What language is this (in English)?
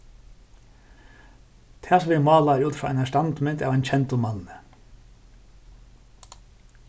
Faroese